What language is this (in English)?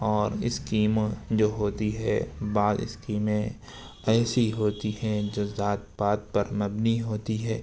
Urdu